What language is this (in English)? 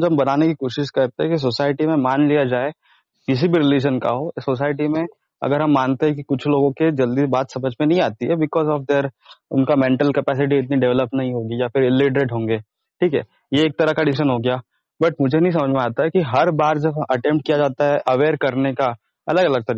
Hindi